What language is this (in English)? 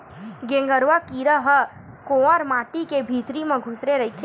Chhattisgarhi